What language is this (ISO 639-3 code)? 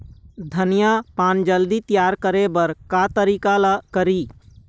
hne